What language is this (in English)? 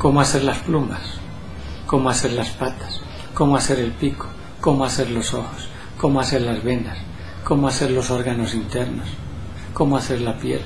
Spanish